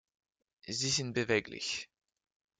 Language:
German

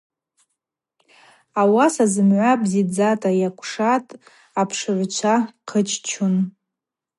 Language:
Abaza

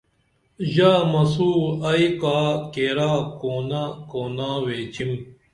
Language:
Dameli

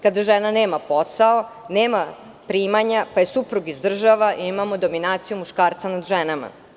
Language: Serbian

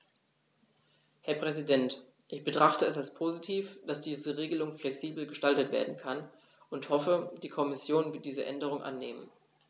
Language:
German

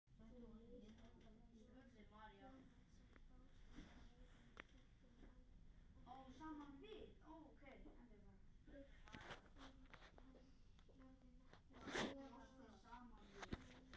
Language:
Icelandic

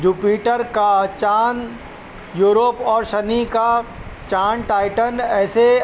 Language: Urdu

